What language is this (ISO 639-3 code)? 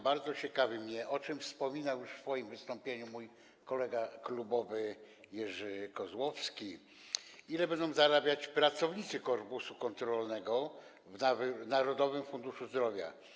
pol